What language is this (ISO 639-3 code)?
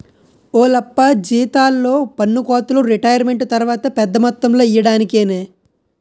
tel